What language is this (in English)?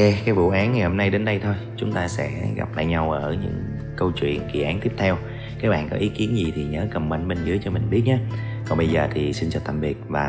Vietnamese